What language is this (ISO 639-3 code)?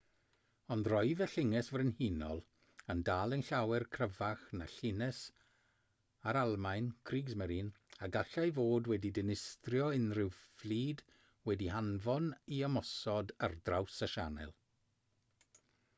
cym